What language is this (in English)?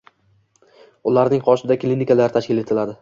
Uzbek